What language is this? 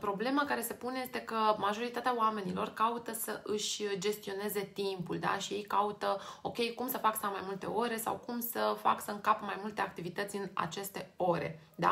Romanian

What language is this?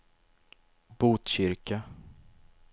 Swedish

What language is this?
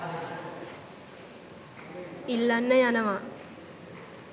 Sinhala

